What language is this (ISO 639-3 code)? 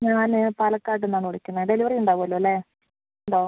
mal